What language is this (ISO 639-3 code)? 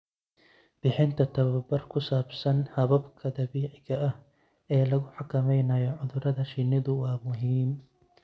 som